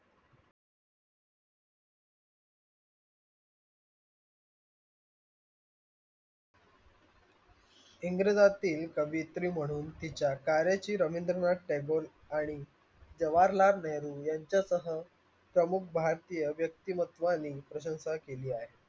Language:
Marathi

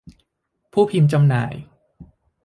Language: Thai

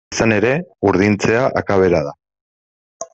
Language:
Basque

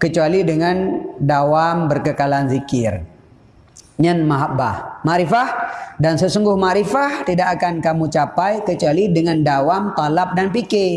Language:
Malay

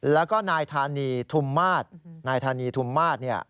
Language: Thai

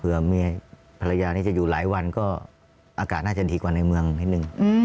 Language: Thai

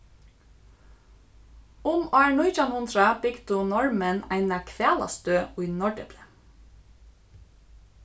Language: Faroese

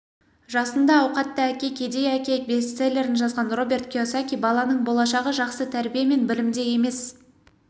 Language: Kazakh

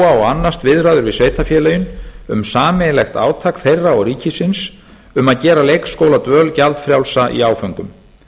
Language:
Icelandic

